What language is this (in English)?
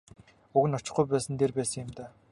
Mongolian